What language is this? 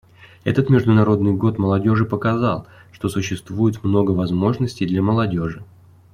Russian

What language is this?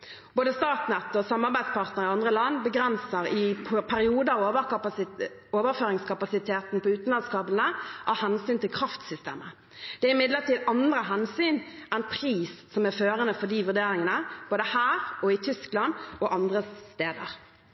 Norwegian Bokmål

